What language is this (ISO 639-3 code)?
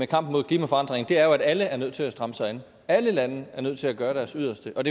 dan